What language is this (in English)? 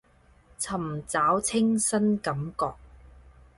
Cantonese